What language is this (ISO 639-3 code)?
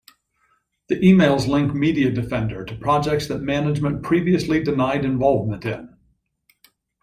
eng